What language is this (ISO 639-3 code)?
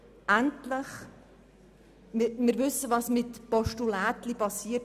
gsw